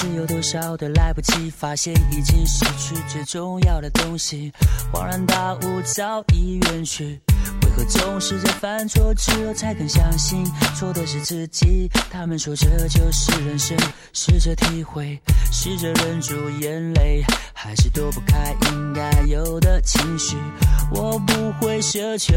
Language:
Chinese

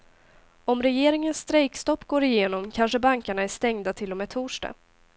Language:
Swedish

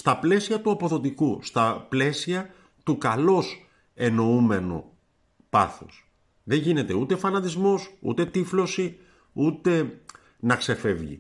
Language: Greek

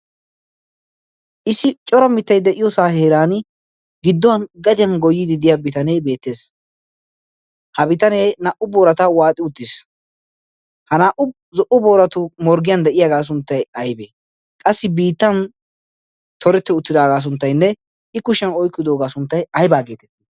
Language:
Wolaytta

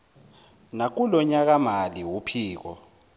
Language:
Zulu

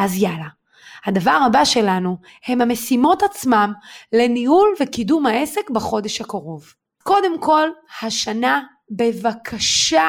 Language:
Hebrew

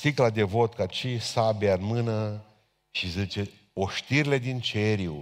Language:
Romanian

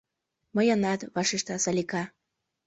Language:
Mari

